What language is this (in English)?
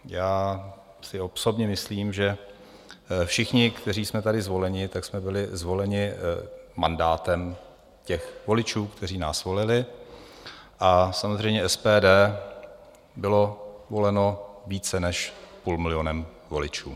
Czech